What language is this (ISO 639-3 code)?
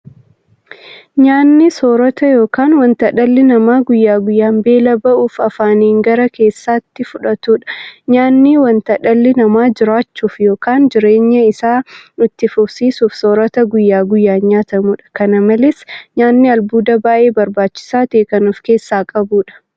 orm